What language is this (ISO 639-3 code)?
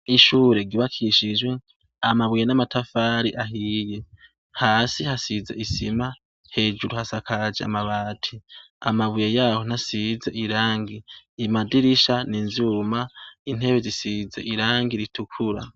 run